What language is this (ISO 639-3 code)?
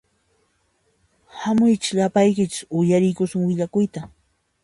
qxp